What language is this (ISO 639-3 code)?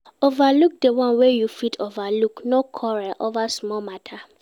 pcm